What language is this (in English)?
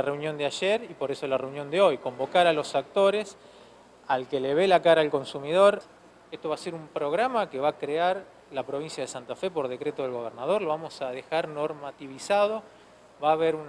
Spanish